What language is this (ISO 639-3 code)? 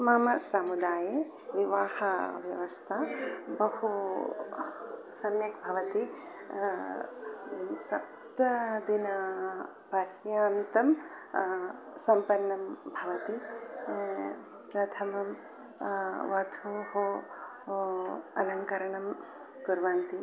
san